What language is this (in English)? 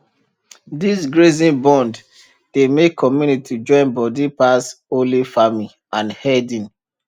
Nigerian Pidgin